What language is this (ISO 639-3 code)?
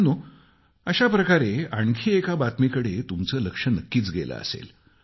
mar